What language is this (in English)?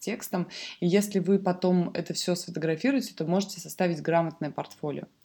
Russian